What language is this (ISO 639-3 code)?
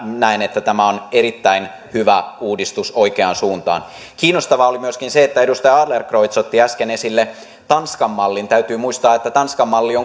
fin